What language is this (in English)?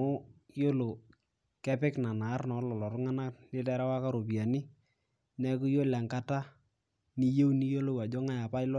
Masai